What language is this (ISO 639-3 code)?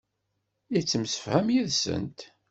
kab